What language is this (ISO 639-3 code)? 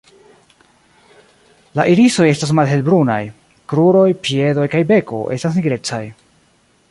epo